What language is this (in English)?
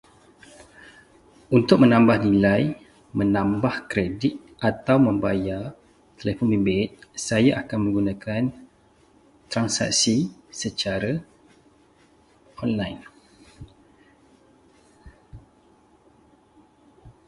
Malay